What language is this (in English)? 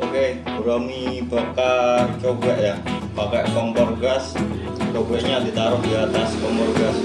Indonesian